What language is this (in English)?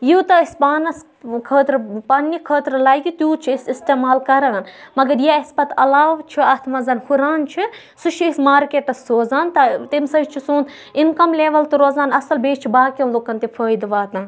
Kashmiri